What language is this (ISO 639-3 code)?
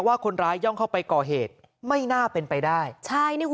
tha